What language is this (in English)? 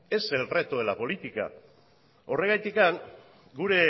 Spanish